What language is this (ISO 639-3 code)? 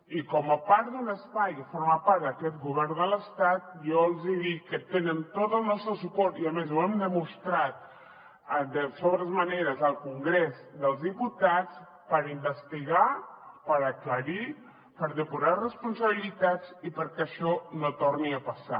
cat